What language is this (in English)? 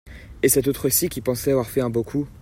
French